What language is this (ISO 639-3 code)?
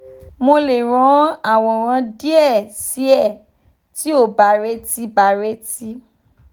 yor